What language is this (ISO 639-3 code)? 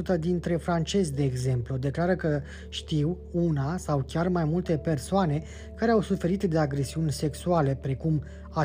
ron